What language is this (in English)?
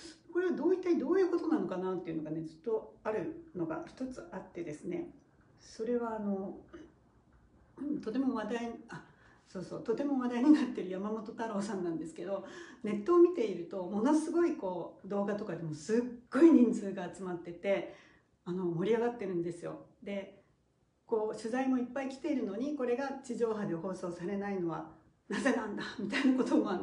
Japanese